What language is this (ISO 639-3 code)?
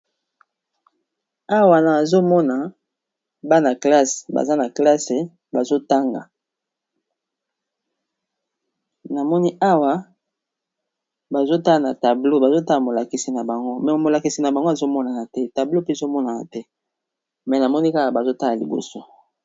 lin